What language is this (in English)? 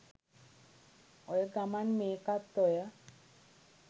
Sinhala